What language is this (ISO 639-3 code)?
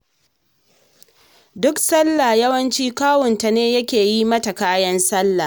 hau